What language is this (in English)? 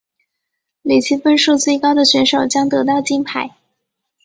Chinese